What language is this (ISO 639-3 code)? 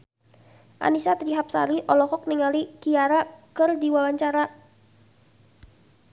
sun